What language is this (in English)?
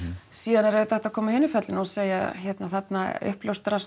Icelandic